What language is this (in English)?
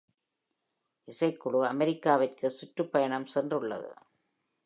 Tamil